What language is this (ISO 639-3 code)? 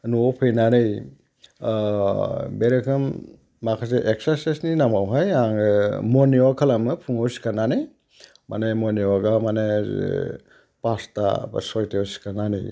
brx